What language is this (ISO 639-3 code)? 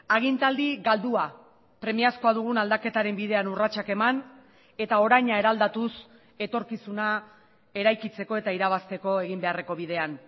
eus